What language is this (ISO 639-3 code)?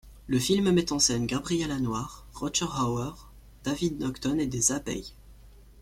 fra